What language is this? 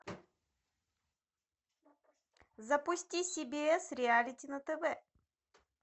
Russian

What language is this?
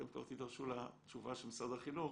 Hebrew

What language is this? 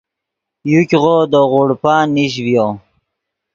Yidgha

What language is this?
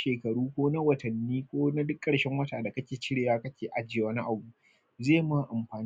Hausa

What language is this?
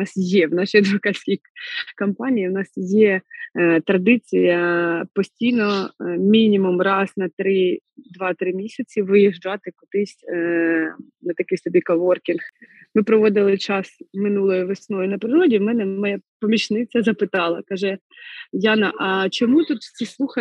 Ukrainian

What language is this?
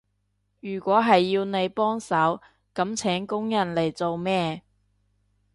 Cantonese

